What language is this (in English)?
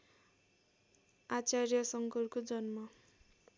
Nepali